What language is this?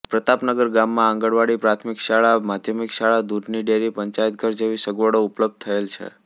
Gujarati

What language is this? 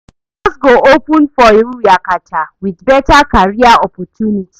Nigerian Pidgin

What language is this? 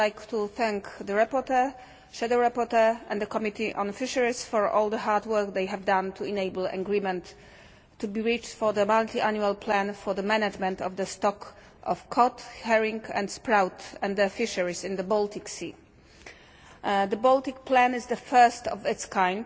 English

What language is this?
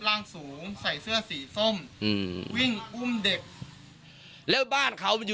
Thai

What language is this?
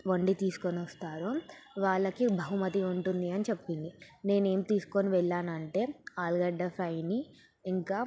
Telugu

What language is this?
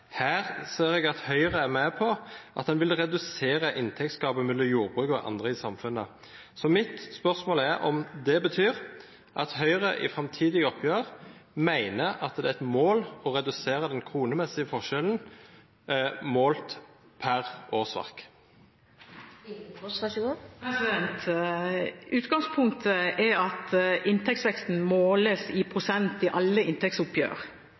Norwegian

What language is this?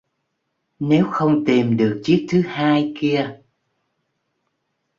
Vietnamese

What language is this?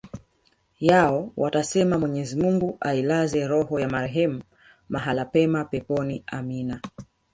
Swahili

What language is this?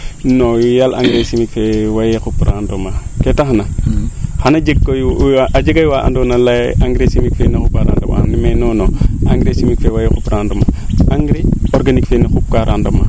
Serer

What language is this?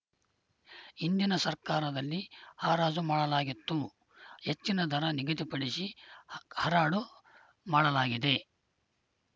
Kannada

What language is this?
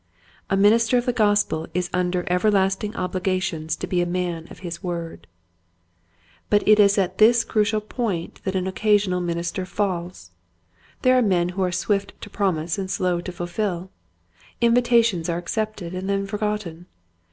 English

